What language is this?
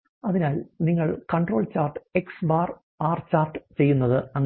Malayalam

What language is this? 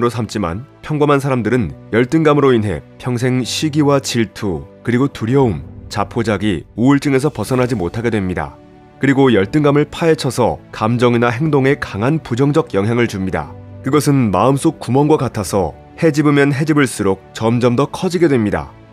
Korean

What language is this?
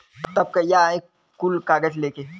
Bhojpuri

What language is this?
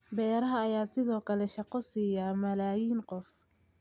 Somali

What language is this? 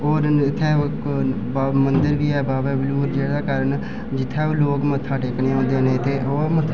Dogri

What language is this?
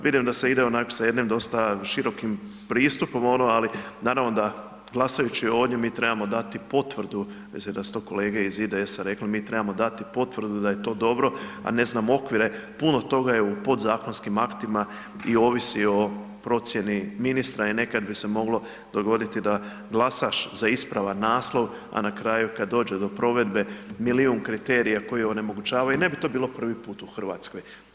Croatian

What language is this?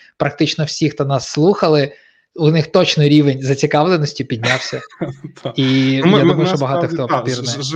Ukrainian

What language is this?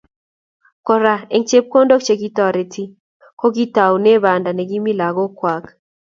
Kalenjin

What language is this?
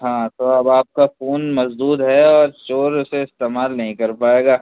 Urdu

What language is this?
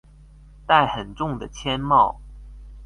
Chinese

